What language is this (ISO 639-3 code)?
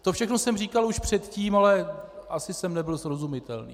ces